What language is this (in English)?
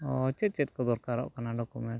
Santali